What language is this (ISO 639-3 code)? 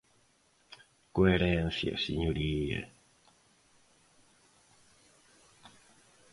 glg